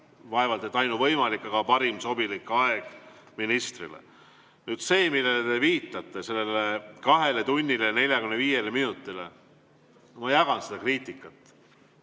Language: Estonian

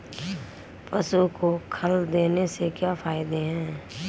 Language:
Hindi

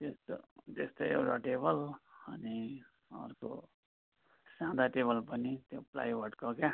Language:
Nepali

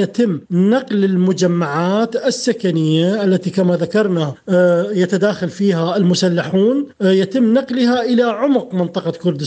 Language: Arabic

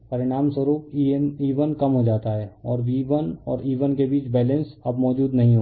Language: Hindi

